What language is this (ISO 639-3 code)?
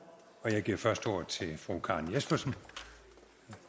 dan